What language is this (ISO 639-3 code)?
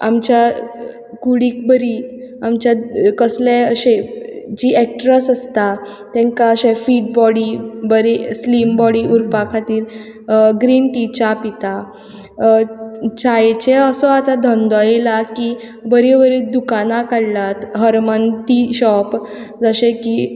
kok